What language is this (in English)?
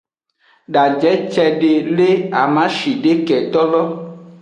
Aja (Benin)